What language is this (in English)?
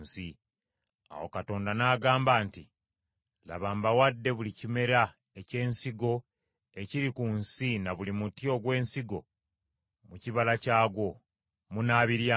Ganda